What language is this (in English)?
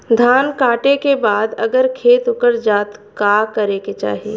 Bhojpuri